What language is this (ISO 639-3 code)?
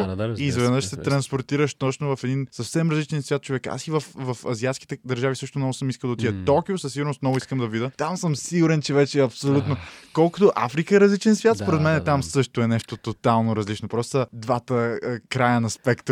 bul